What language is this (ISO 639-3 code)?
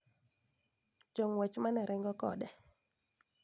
luo